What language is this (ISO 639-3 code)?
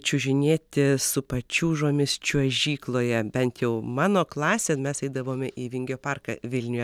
lit